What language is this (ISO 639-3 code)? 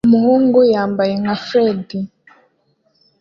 kin